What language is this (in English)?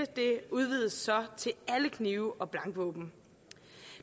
Danish